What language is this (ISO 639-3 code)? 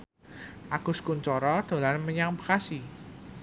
jav